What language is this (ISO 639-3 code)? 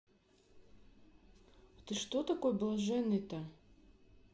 rus